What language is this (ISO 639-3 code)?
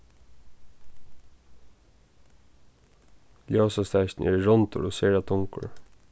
fao